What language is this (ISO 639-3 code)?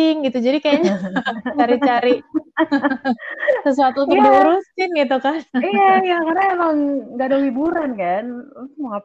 ind